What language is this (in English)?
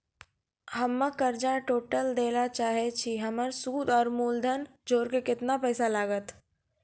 Maithili